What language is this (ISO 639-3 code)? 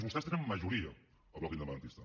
cat